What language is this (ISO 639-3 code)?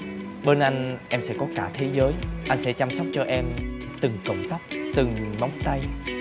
vie